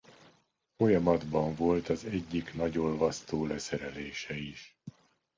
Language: Hungarian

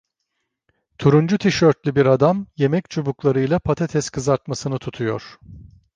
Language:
Turkish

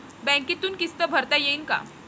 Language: Marathi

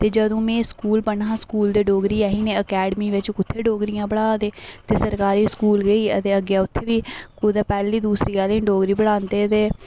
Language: Dogri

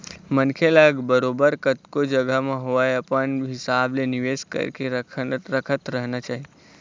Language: Chhattisgarhi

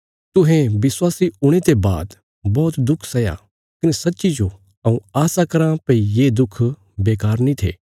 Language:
Bilaspuri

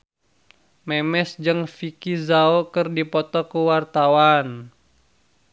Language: Sundanese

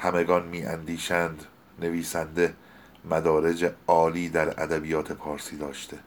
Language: Persian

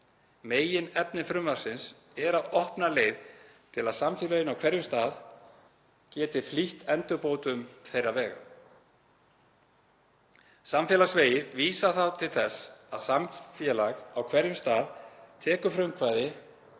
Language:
Icelandic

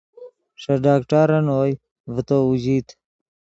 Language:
Yidgha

